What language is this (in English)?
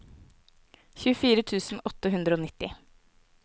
Norwegian